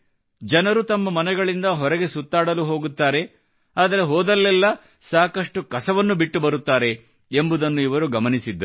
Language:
Kannada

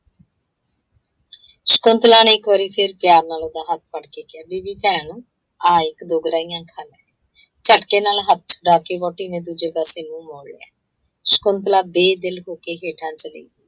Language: Punjabi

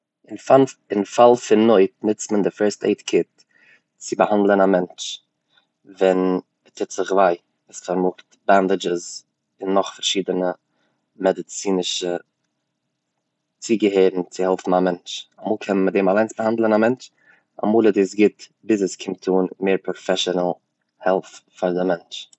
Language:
Yiddish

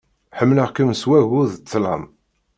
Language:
Kabyle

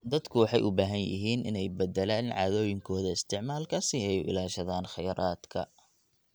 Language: Somali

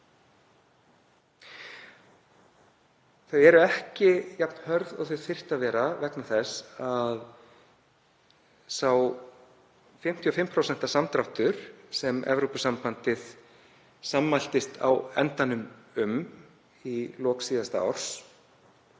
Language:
Icelandic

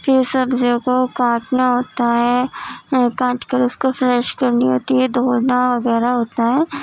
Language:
Urdu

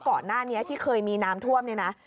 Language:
Thai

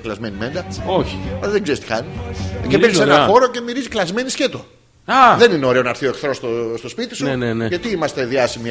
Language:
Greek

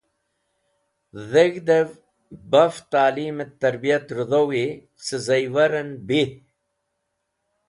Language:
Wakhi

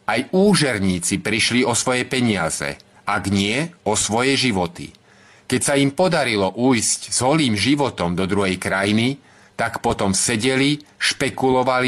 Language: Czech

